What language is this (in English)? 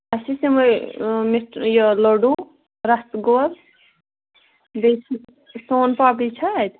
Kashmiri